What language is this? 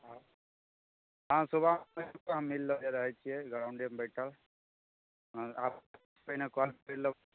Maithili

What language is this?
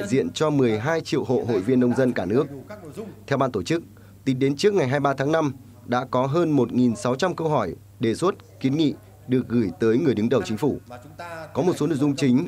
Vietnamese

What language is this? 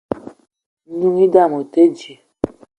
Eton (Cameroon)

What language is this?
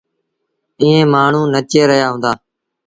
Sindhi Bhil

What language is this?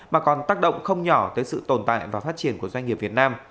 Vietnamese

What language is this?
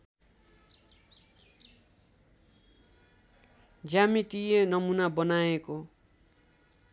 Nepali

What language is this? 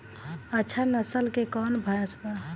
Bhojpuri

